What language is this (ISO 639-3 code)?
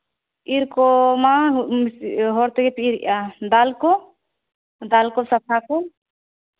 sat